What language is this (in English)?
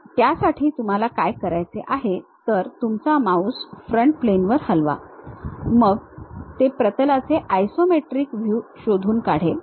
Marathi